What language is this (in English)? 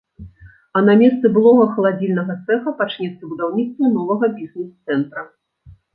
Belarusian